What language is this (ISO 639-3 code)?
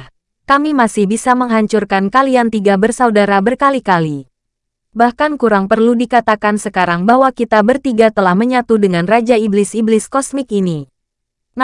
ind